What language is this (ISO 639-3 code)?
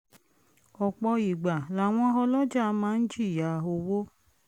yor